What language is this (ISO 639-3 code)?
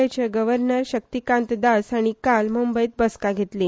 kok